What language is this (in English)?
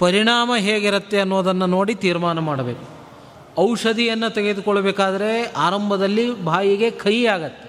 Kannada